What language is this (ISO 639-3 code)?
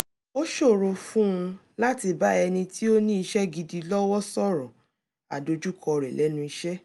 yor